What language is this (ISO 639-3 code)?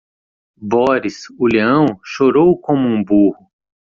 por